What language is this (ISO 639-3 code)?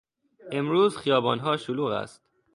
fas